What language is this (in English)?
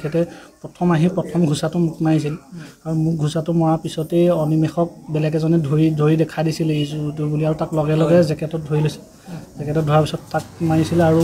Indonesian